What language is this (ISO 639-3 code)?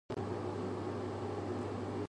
jpn